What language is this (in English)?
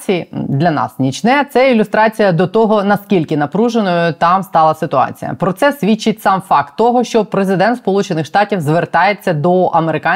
Ukrainian